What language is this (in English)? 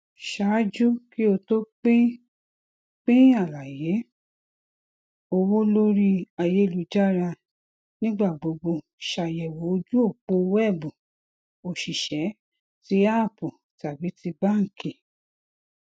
Yoruba